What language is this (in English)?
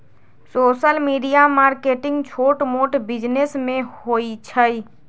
Magahi